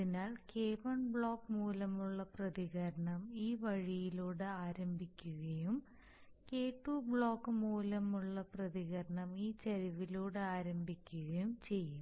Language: Malayalam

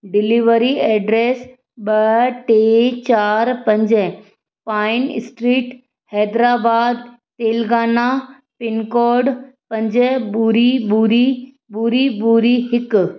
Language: Sindhi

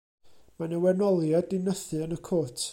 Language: Welsh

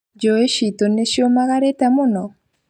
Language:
Kikuyu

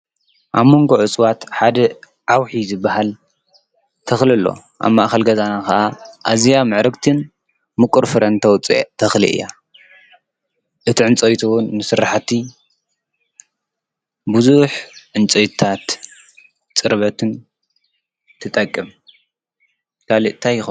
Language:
Tigrinya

